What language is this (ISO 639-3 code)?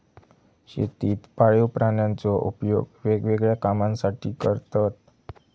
mar